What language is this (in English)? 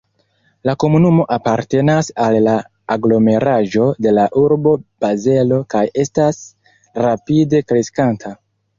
Esperanto